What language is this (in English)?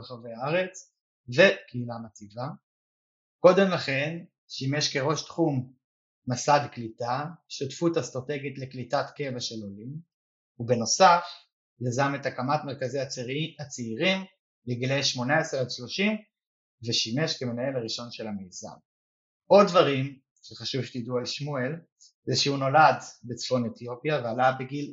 Hebrew